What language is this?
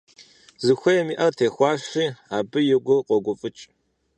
Kabardian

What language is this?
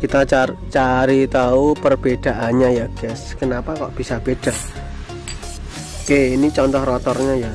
Indonesian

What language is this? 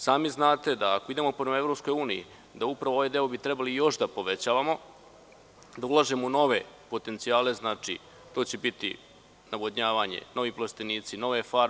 Serbian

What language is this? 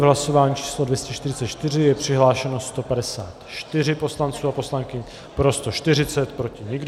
Czech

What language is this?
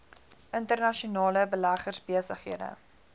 Afrikaans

